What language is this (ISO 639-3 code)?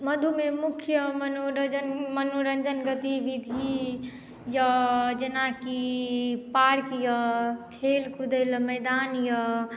mai